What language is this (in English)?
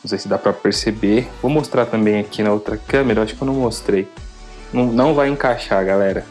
Portuguese